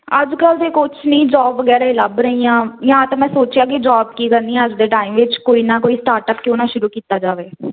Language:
Punjabi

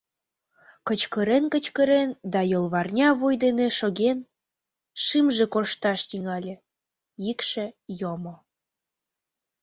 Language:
Mari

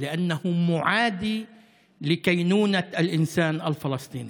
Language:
Hebrew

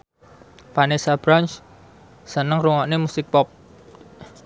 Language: Javanese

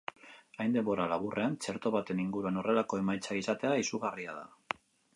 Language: Basque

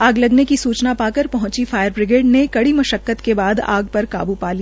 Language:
Hindi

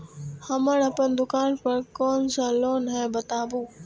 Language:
Maithili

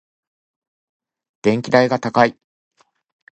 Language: Japanese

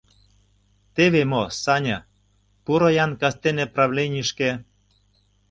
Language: Mari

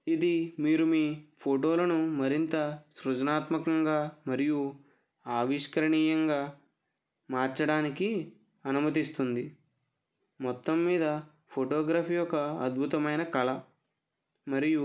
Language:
Telugu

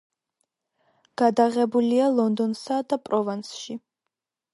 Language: Georgian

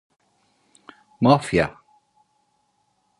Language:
Turkish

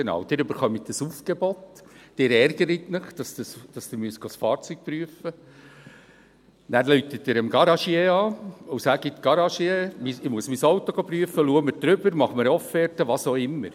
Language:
Swiss German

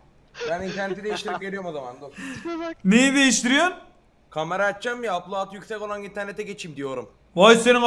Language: Turkish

